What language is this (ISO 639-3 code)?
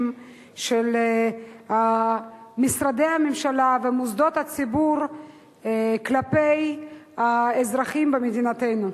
heb